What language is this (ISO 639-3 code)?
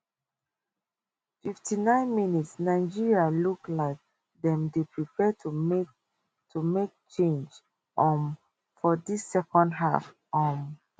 pcm